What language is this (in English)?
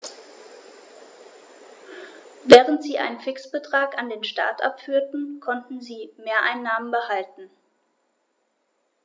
German